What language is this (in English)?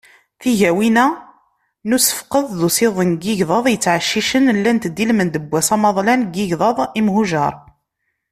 Kabyle